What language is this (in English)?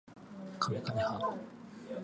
Japanese